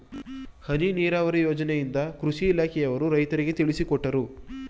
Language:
Kannada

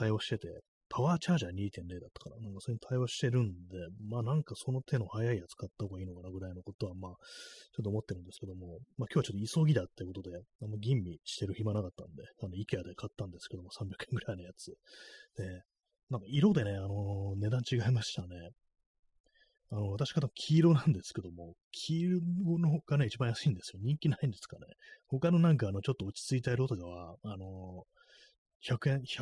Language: Japanese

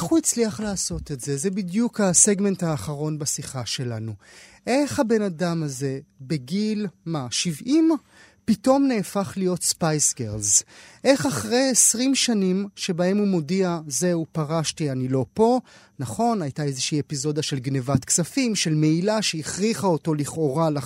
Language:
Hebrew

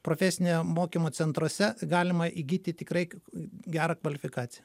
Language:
Lithuanian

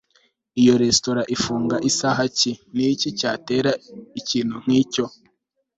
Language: Kinyarwanda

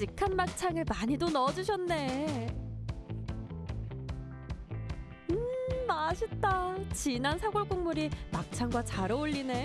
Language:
Korean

